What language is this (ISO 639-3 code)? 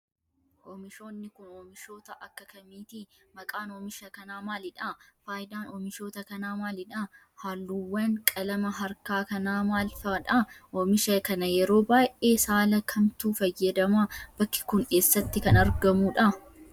orm